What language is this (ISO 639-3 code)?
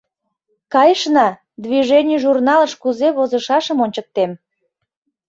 chm